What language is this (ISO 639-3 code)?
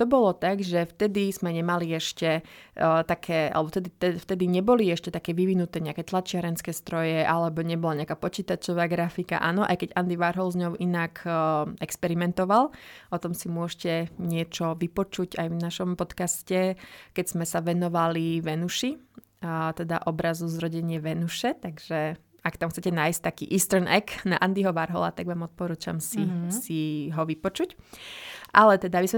slk